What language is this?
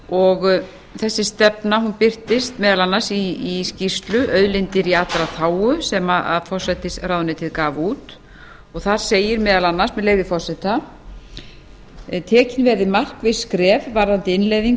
Icelandic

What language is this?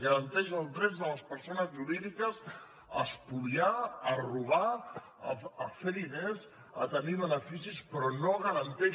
Catalan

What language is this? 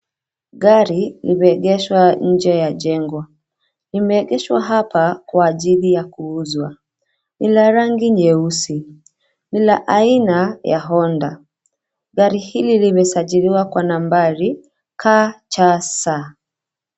Swahili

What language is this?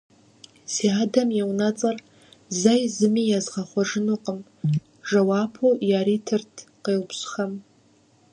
Kabardian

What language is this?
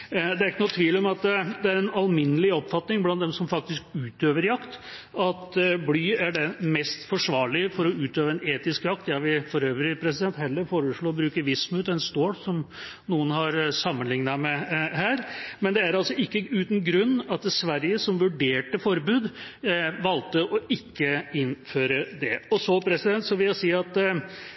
Norwegian Bokmål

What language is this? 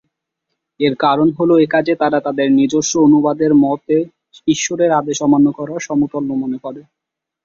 Bangla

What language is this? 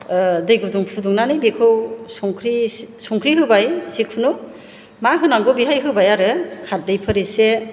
Bodo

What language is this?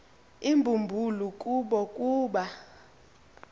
Xhosa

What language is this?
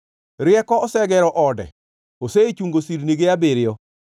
Luo (Kenya and Tanzania)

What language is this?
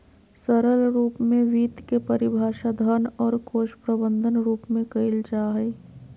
Magahi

